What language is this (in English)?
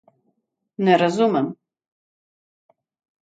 Slovenian